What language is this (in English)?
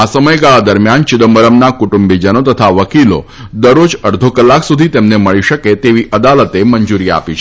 Gujarati